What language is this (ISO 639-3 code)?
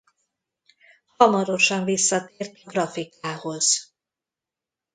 hun